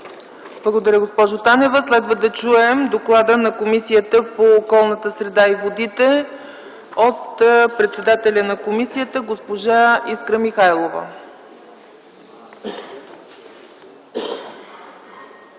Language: Bulgarian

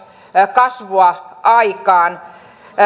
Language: Finnish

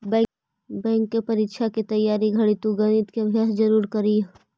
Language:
Magahi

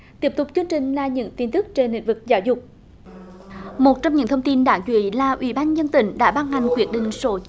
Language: Vietnamese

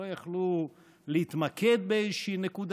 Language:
Hebrew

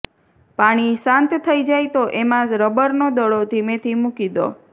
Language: Gujarati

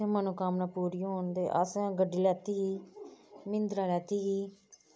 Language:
Dogri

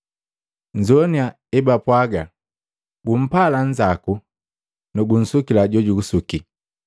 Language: Matengo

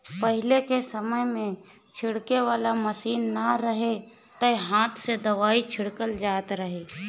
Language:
Bhojpuri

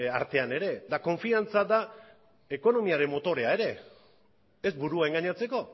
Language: Basque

